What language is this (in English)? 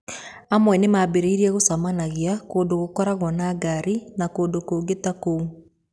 Kikuyu